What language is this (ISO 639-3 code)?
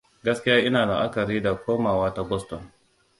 hau